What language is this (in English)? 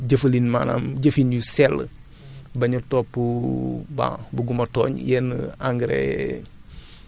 Wolof